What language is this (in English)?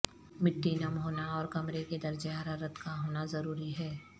Urdu